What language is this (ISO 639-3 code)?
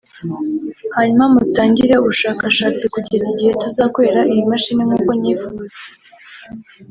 kin